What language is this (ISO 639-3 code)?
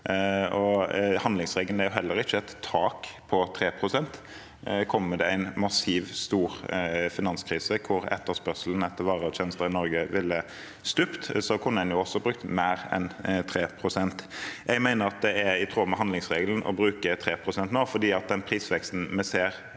nor